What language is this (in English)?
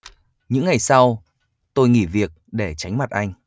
Vietnamese